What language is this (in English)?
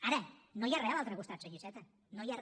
Catalan